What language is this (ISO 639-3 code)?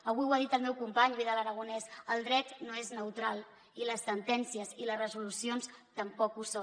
cat